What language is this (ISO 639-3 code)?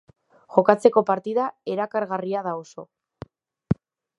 eus